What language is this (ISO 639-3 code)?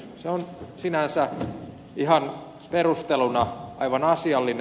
fin